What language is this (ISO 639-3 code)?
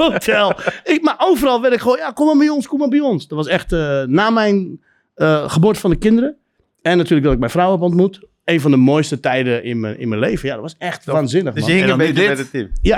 nld